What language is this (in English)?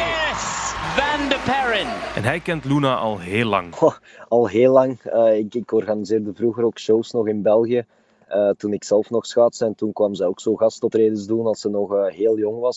Dutch